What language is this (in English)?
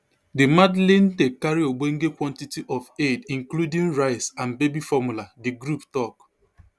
Nigerian Pidgin